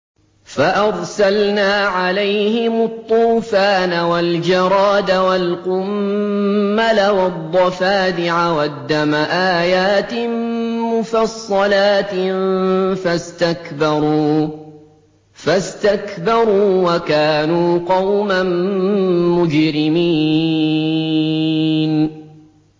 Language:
Arabic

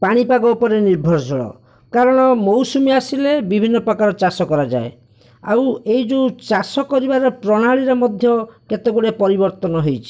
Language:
Odia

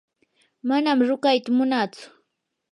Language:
Yanahuanca Pasco Quechua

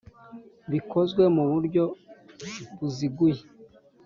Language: Kinyarwanda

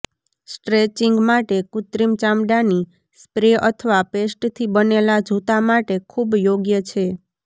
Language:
Gujarati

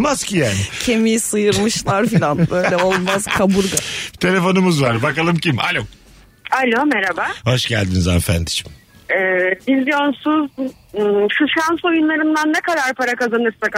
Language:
Turkish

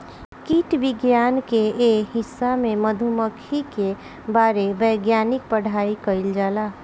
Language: Bhojpuri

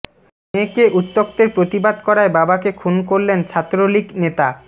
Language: Bangla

